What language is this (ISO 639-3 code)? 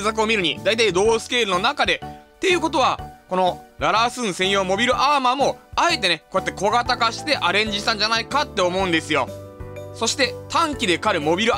jpn